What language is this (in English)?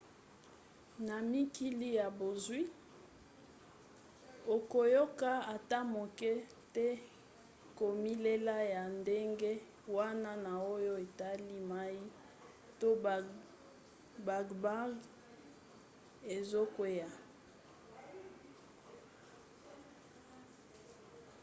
Lingala